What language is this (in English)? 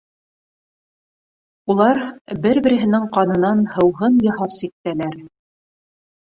Bashkir